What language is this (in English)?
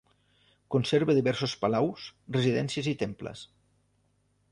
Catalan